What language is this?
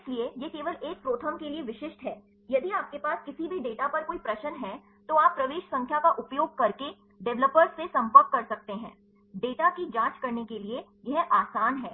Hindi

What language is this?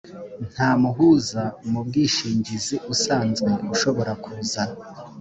Kinyarwanda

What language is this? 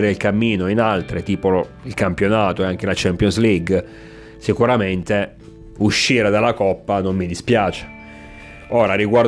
Italian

